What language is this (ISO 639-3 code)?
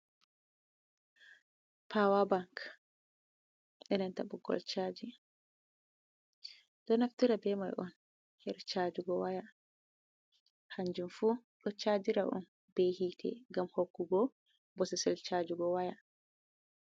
ful